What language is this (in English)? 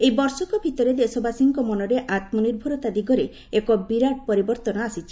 Odia